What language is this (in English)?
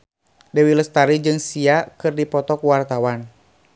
Sundanese